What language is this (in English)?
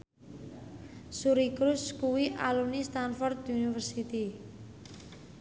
Javanese